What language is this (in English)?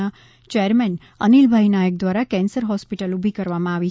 Gujarati